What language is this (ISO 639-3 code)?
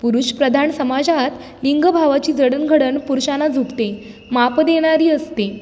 mar